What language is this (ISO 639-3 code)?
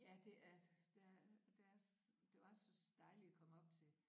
dan